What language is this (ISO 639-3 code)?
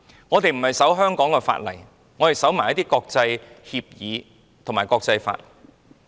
yue